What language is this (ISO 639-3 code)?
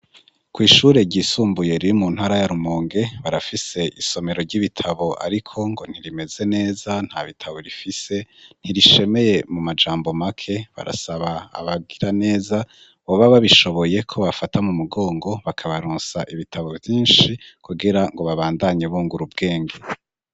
run